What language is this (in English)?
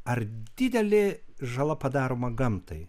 Lithuanian